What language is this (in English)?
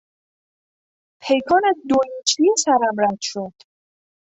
Persian